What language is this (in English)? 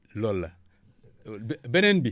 Wolof